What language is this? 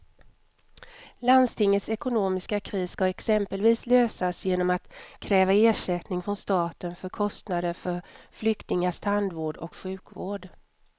Swedish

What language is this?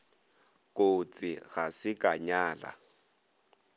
Northern Sotho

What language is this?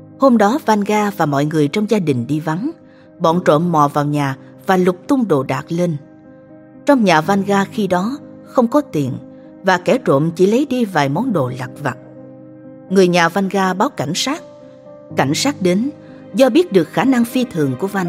Vietnamese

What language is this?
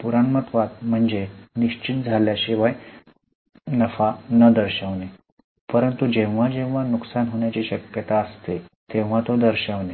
Marathi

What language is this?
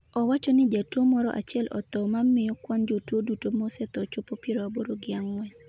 Luo (Kenya and Tanzania)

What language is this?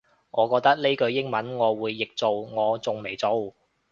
Cantonese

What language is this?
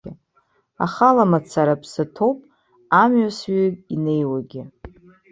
Abkhazian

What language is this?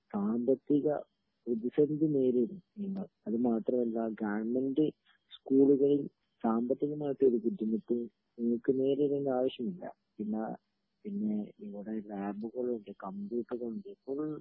Malayalam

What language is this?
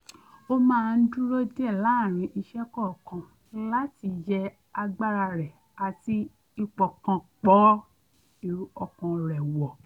Yoruba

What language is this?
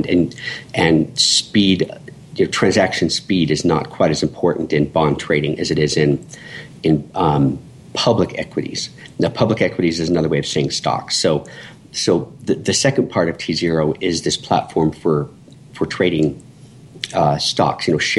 English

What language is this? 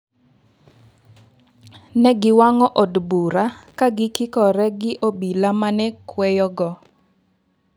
Luo (Kenya and Tanzania)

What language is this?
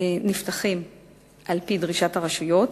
Hebrew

